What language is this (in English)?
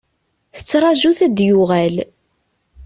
Kabyle